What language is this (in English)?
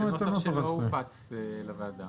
Hebrew